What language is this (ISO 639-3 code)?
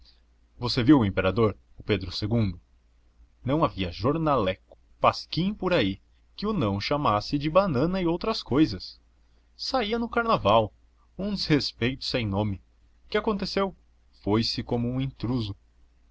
por